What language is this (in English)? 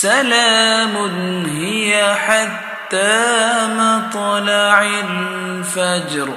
Arabic